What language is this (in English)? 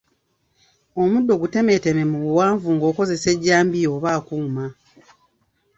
Ganda